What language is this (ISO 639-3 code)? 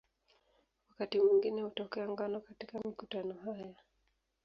swa